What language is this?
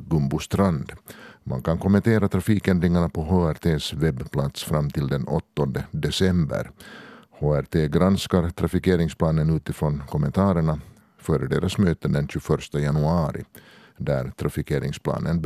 Swedish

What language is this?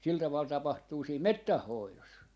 Finnish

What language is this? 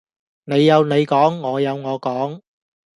Cantonese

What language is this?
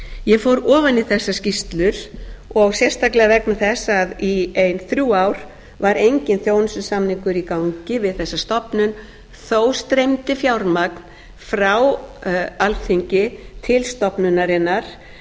Icelandic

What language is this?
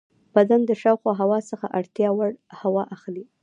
Pashto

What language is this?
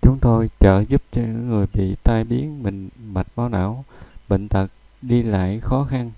Vietnamese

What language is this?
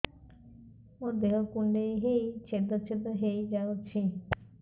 Odia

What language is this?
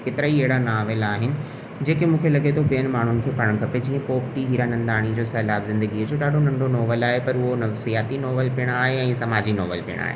Sindhi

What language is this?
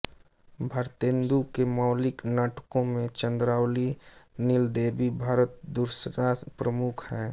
Hindi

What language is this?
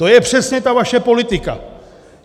Czech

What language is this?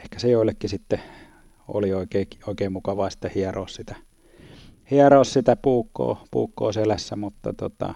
Finnish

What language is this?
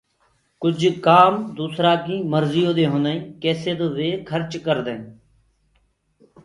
Gurgula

